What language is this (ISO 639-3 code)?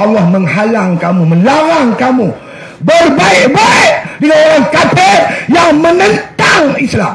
msa